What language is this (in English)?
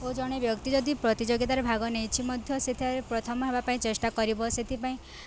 Odia